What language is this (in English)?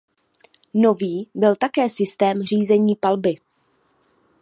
Czech